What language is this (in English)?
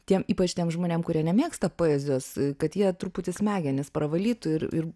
Lithuanian